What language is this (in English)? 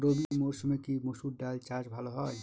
Bangla